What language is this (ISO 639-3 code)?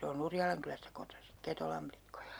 fin